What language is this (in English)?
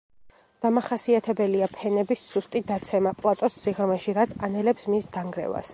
Georgian